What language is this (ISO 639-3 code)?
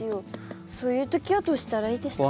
jpn